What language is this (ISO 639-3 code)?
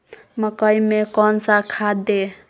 mag